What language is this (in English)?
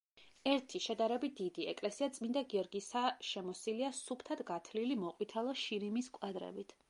Georgian